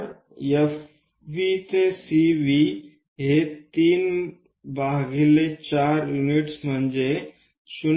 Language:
Marathi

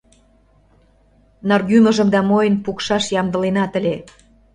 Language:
Mari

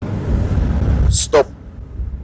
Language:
Russian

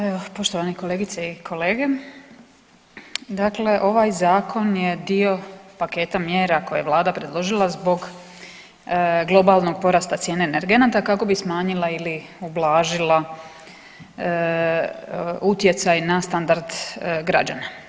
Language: Croatian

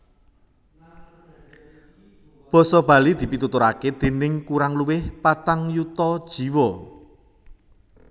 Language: Javanese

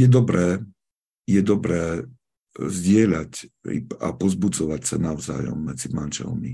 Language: Slovak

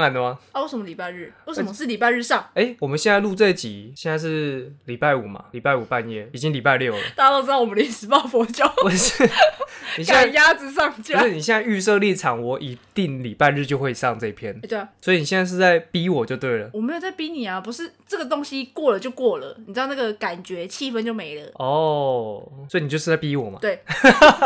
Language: Chinese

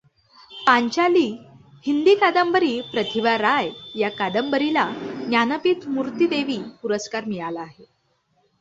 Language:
Marathi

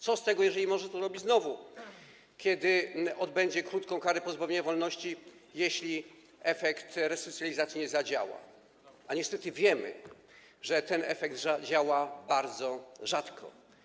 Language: Polish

